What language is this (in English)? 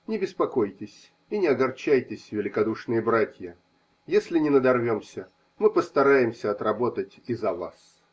Russian